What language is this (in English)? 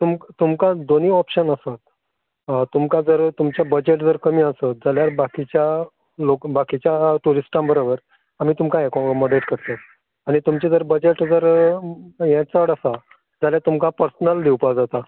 Konkani